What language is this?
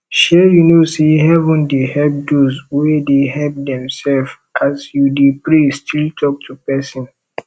Nigerian Pidgin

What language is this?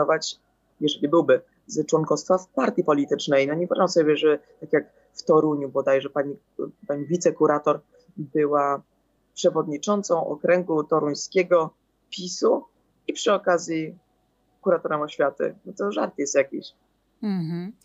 Polish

